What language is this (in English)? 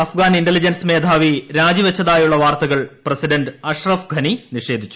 Malayalam